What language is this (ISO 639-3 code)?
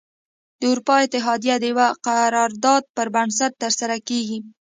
pus